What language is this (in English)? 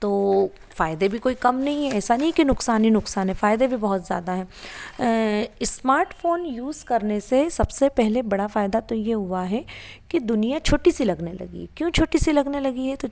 Hindi